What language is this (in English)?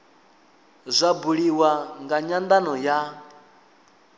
Venda